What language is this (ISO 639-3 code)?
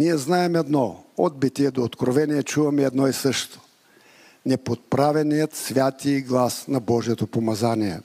bul